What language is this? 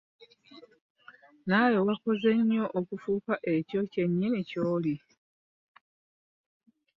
Ganda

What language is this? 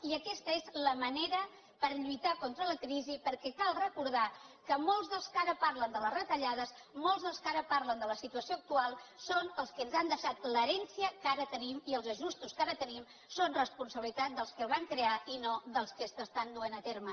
Catalan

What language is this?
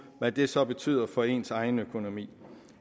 Danish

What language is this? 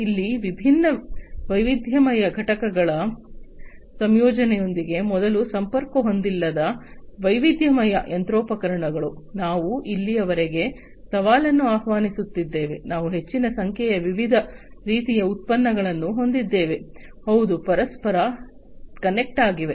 Kannada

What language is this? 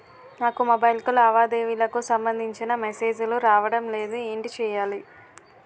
Telugu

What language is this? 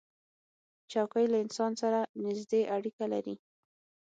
Pashto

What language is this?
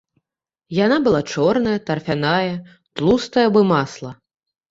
Belarusian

